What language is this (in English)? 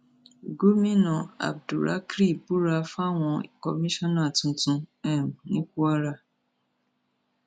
Yoruba